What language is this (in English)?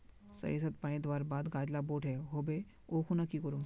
Magahi